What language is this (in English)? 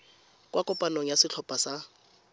Tswana